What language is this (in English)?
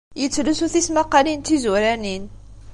Kabyle